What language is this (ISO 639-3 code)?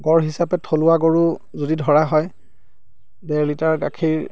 asm